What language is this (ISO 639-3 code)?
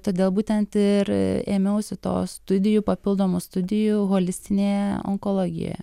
lit